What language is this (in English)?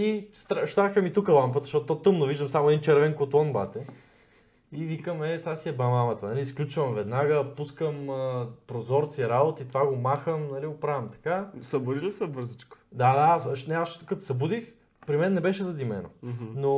Bulgarian